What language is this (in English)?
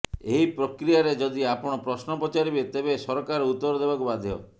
Odia